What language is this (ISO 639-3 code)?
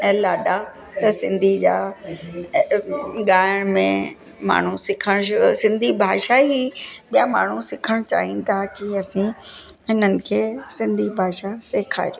snd